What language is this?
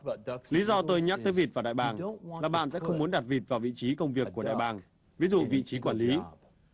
Vietnamese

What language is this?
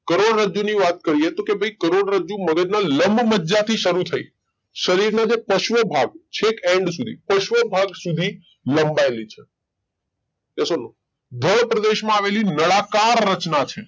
Gujarati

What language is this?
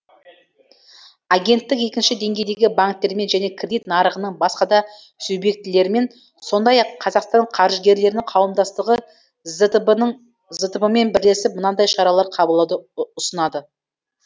Kazakh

